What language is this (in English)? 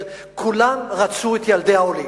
Hebrew